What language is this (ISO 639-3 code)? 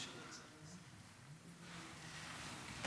heb